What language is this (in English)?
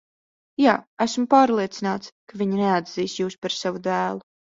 Latvian